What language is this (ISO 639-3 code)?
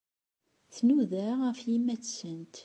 kab